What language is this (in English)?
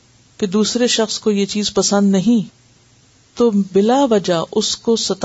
Urdu